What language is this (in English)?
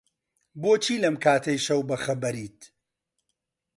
Central Kurdish